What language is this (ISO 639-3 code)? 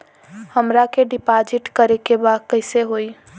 bho